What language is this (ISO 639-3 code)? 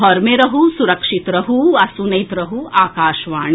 mai